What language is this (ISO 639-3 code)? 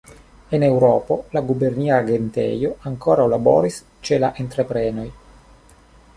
epo